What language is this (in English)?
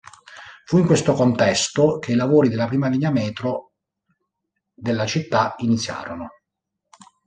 Italian